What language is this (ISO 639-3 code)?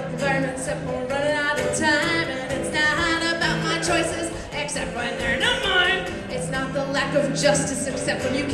ita